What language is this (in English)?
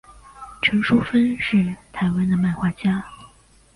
Chinese